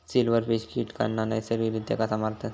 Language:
Marathi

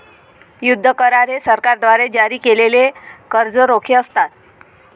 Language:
Marathi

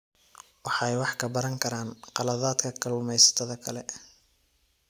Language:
Somali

